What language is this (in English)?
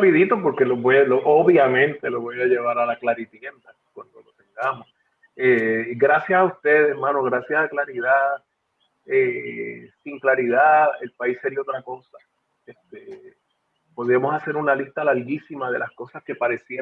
Spanish